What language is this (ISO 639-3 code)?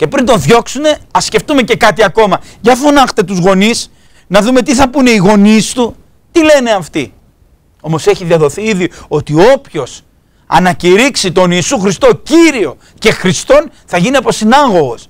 ell